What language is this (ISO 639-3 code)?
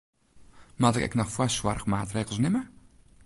fry